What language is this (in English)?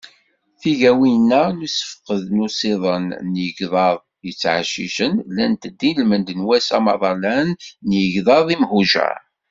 Kabyle